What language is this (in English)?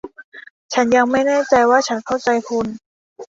Thai